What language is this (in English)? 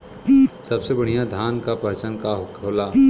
Bhojpuri